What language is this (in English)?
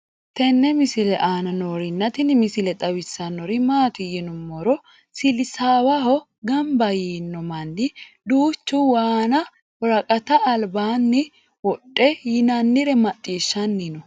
Sidamo